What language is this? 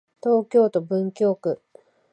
Japanese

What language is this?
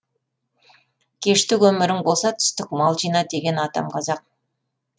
Kazakh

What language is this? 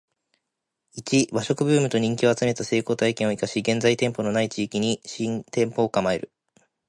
Japanese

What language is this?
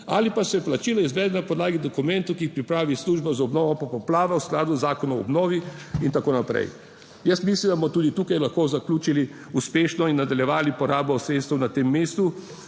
Slovenian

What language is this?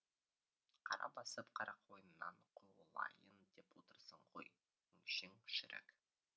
Kazakh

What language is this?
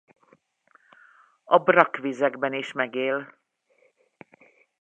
Hungarian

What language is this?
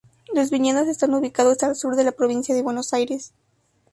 Spanish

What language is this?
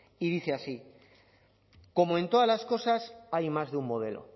Spanish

